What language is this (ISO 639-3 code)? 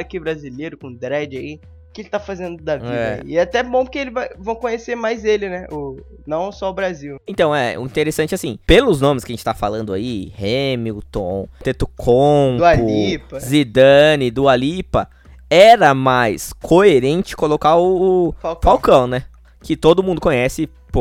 por